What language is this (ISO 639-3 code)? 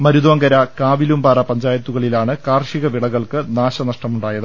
mal